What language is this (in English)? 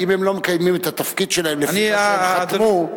Hebrew